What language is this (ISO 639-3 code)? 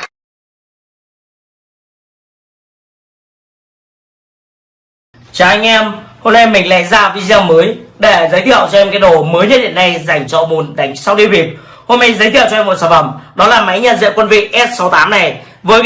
vie